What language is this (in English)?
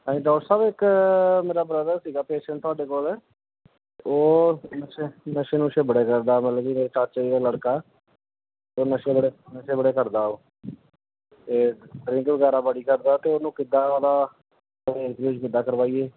Punjabi